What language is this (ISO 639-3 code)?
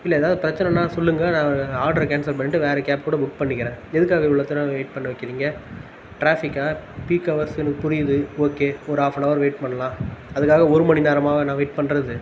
tam